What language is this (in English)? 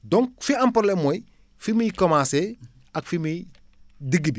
Wolof